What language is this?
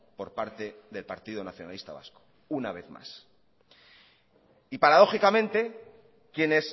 Spanish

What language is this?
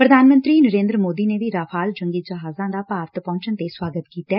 Punjabi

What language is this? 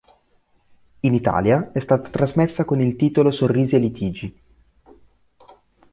Italian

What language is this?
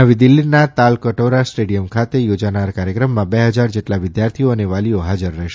Gujarati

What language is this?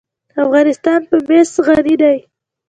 Pashto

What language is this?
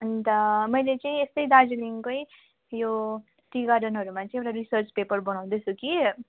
Nepali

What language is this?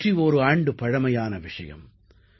Tamil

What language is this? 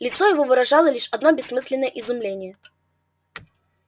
Russian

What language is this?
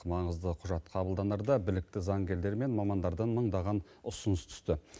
Kazakh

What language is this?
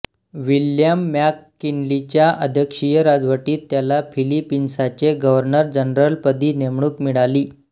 Marathi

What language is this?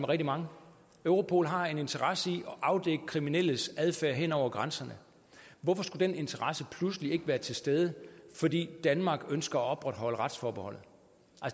Danish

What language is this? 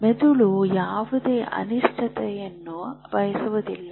Kannada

